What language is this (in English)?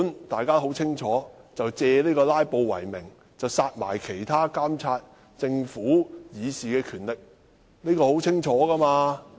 Cantonese